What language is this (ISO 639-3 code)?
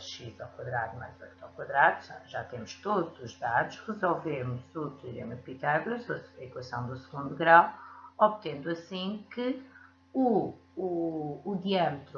por